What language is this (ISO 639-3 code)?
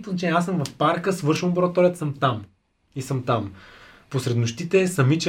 bul